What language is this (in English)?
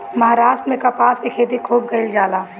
Bhojpuri